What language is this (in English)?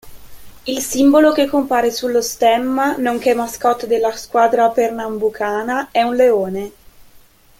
Italian